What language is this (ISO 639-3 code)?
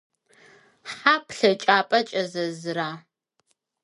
ady